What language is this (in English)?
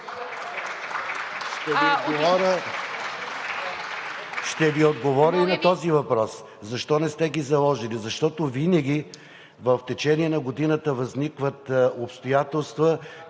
Bulgarian